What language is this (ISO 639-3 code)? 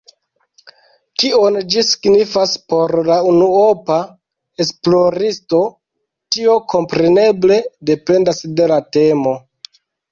epo